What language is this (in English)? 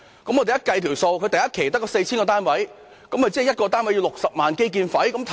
Cantonese